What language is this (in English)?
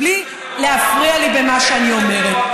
Hebrew